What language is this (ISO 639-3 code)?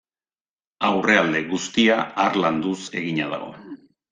eus